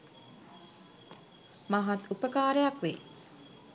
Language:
Sinhala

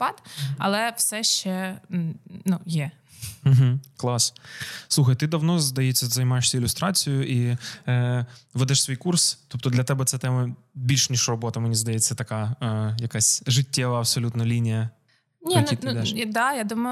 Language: Ukrainian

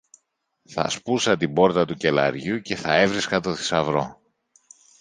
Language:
Greek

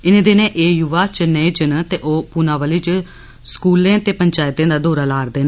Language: Dogri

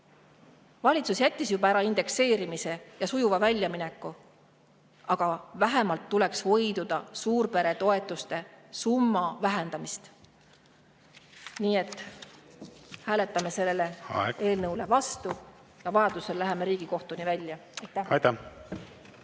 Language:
Estonian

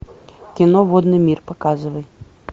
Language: Russian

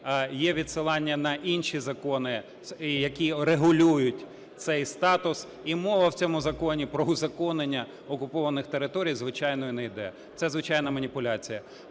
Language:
Ukrainian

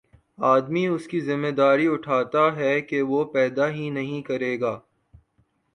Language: Urdu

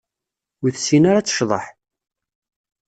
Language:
Kabyle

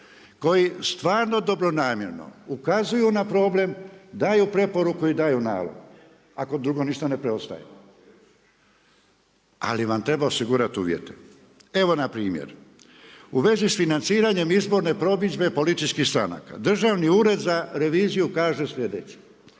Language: Croatian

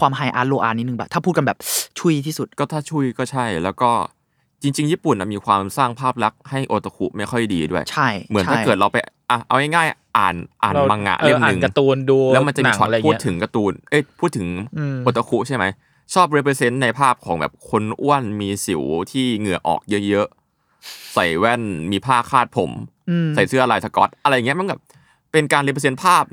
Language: Thai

